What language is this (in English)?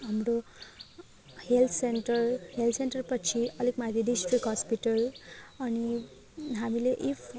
Nepali